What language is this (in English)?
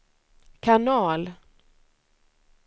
Swedish